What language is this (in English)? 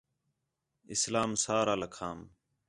Khetrani